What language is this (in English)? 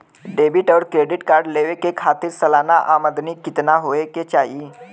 Bhojpuri